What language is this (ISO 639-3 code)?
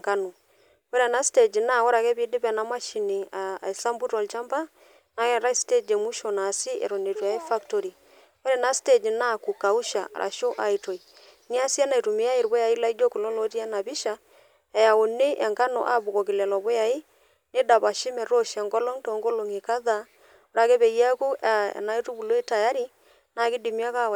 mas